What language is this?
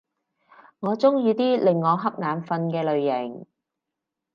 Cantonese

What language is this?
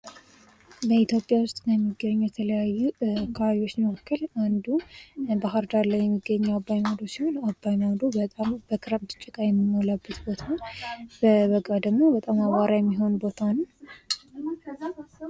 Amharic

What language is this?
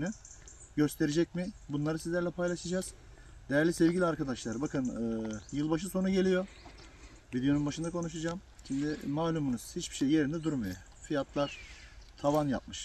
Turkish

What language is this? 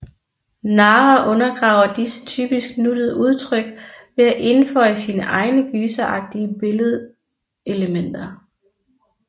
Danish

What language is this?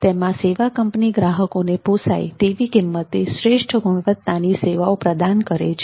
Gujarati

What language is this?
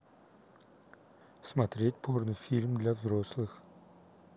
Russian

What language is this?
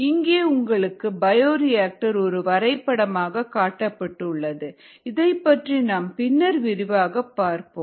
Tamil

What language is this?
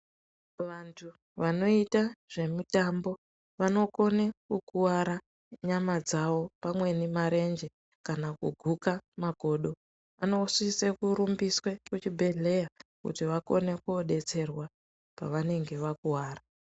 Ndau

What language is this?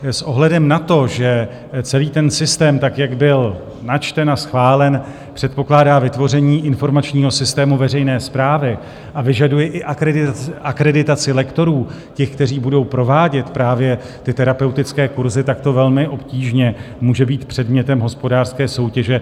Czech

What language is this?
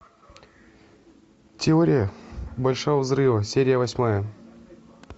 Russian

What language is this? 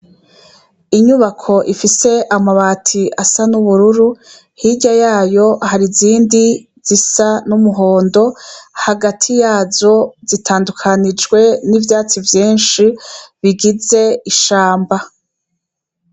Rundi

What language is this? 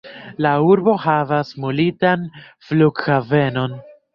Esperanto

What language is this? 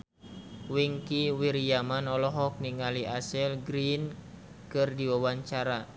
Sundanese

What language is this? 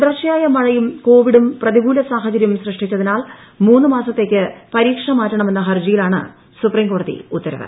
Malayalam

